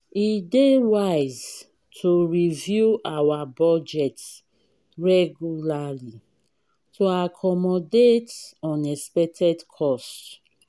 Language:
Nigerian Pidgin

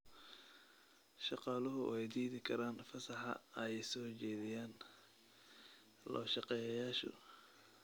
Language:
Somali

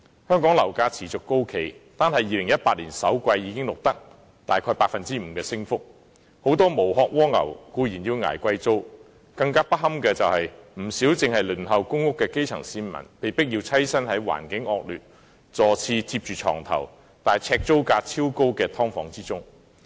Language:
Cantonese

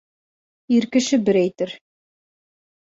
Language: Bashkir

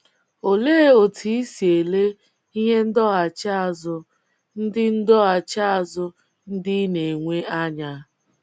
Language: Igbo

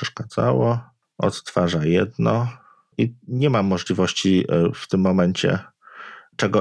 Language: Polish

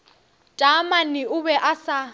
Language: Northern Sotho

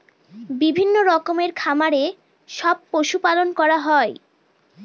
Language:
Bangla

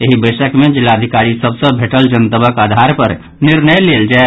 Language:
Maithili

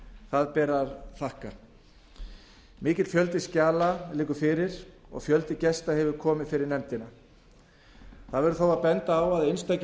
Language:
Icelandic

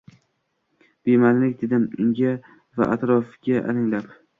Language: Uzbek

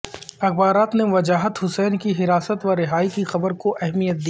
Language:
Urdu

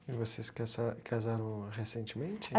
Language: Portuguese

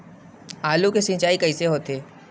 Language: Chhattisgarhi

